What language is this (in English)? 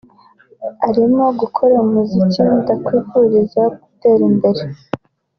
Kinyarwanda